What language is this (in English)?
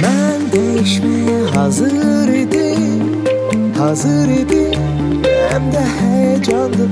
Turkish